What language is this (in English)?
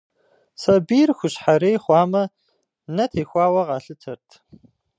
Kabardian